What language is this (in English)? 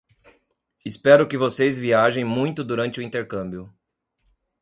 Portuguese